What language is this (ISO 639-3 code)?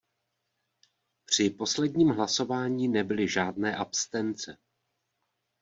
ces